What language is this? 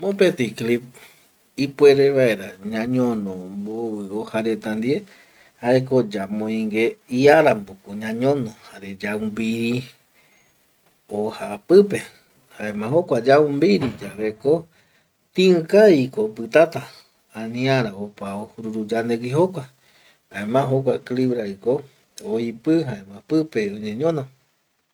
Eastern Bolivian Guaraní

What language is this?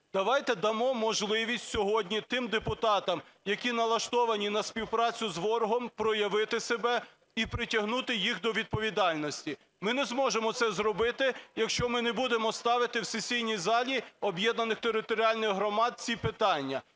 Ukrainian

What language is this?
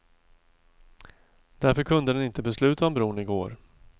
Swedish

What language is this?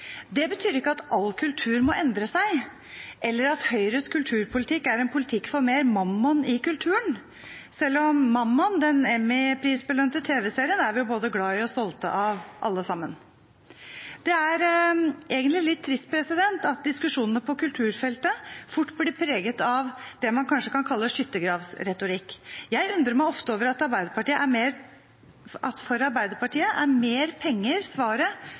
Norwegian Bokmål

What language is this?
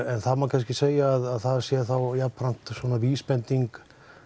Icelandic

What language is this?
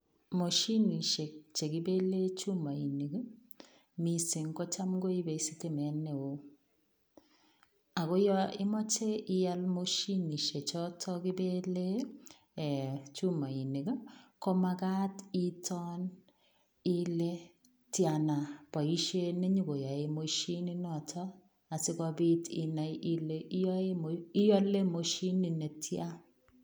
Kalenjin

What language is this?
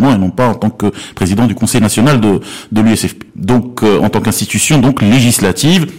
French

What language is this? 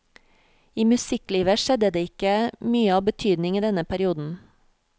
Norwegian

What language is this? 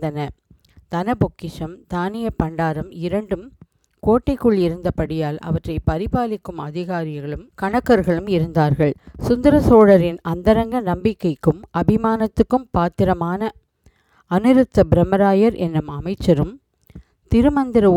Tamil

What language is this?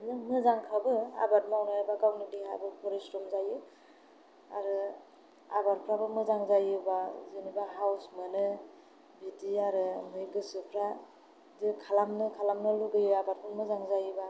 Bodo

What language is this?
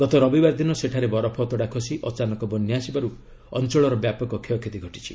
Odia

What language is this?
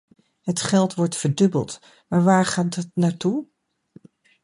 Dutch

